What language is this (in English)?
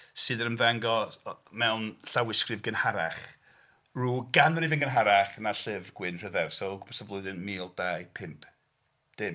Welsh